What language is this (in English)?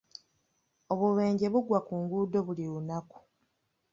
Ganda